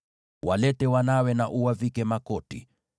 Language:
Swahili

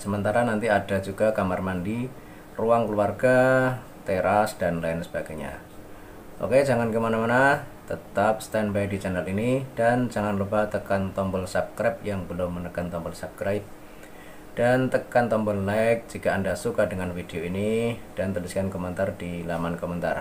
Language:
Indonesian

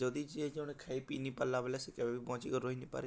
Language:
Odia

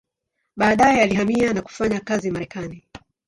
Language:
Swahili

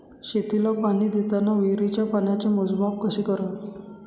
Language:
Marathi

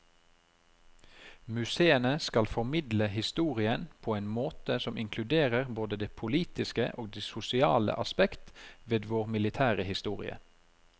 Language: Norwegian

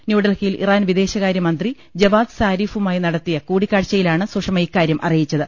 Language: Malayalam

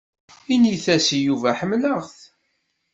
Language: Kabyle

